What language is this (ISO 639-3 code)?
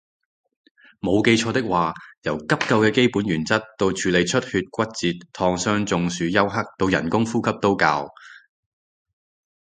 yue